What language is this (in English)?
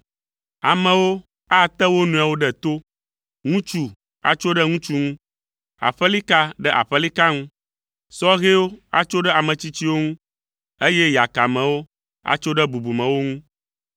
Ewe